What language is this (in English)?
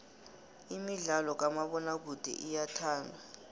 South Ndebele